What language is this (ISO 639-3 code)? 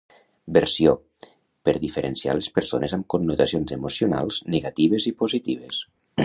cat